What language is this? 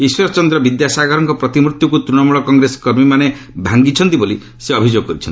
Odia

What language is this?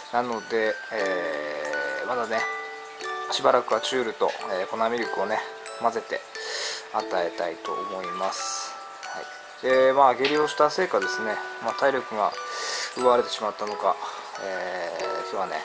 Japanese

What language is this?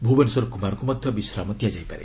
Odia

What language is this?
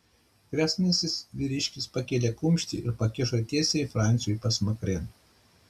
Lithuanian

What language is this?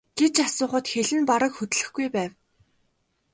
Mongolian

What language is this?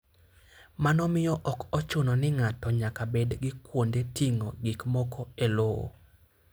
Luo (Kenya and Tanzania)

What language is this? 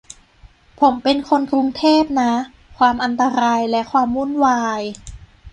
Thai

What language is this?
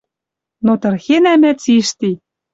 Western Mari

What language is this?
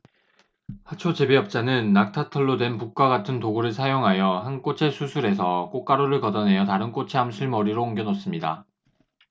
Korean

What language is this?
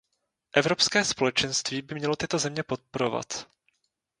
Czech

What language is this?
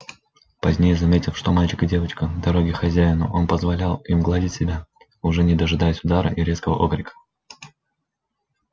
Russian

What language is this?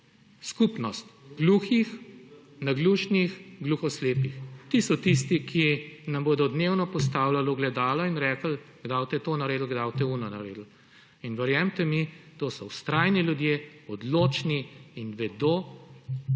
Slovenian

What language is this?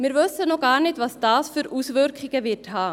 Swiss German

